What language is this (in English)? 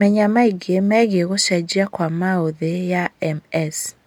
Kikuyu